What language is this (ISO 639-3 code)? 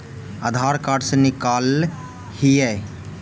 mag